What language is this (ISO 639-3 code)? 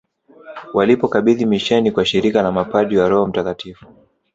swa